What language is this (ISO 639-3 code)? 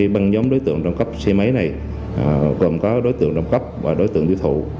vie